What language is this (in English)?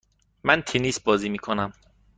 Persian